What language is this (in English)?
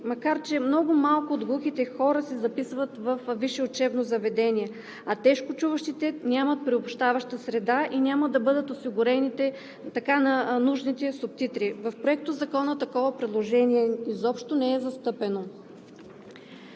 Bulgarian